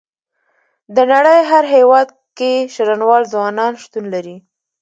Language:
Pashto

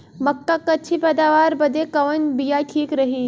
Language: Bhojpuri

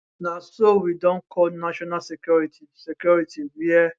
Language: Nigerian Pidgin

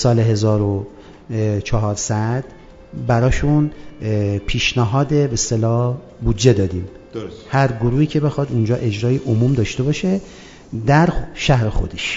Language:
Persian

